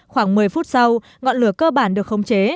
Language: Vietnamese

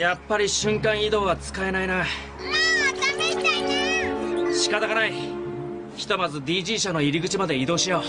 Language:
Japanese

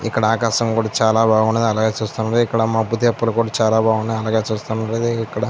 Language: Telugu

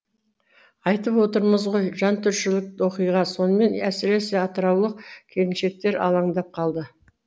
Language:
Kazakh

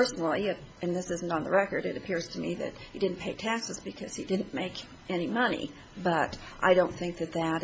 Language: English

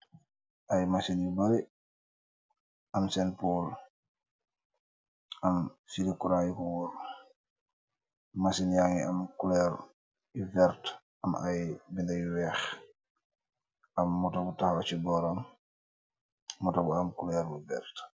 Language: Wolof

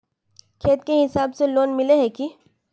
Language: Magahi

